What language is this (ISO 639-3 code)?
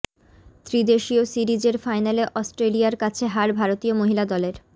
ben